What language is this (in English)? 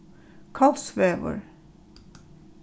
Faroese